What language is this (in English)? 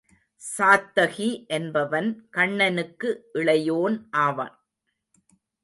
Tamil